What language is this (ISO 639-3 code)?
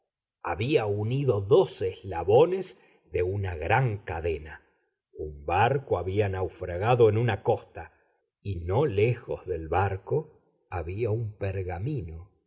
spa